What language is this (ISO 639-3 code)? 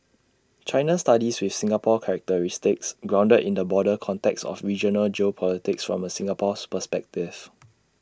eng